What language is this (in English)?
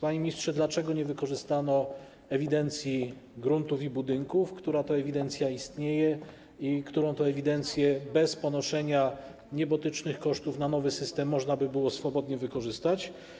Polish